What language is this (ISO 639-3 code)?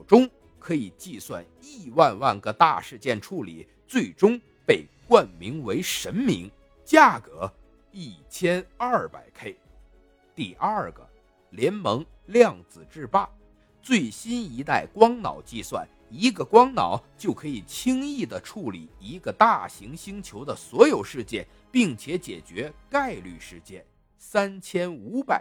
zho